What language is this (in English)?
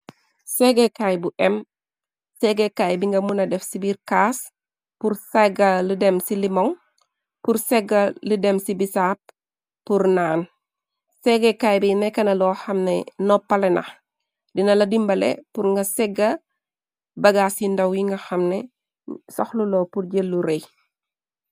Wolof